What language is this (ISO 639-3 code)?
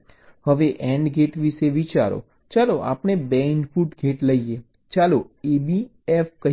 guj